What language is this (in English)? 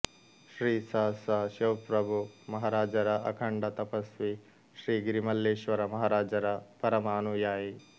Kannada